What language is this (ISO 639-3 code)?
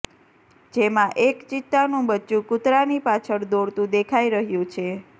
guj